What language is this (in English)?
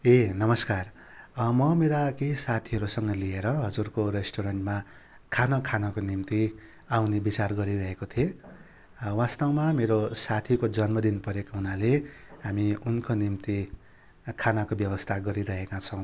Nepali